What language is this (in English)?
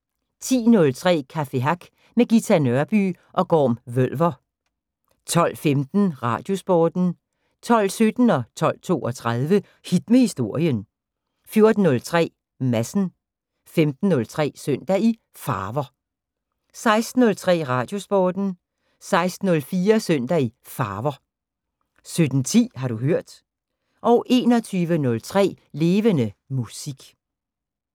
Danish